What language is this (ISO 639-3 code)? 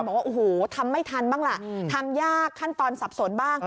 tha